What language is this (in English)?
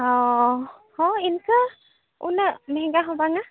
Santali